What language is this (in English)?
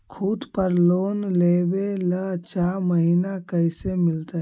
Magahi